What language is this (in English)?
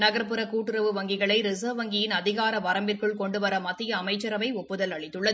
Tamil